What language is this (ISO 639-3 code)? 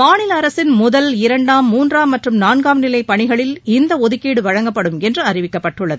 tam